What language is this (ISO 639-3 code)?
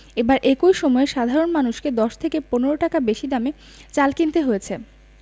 ben